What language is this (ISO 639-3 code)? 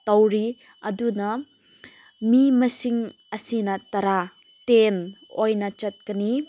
mni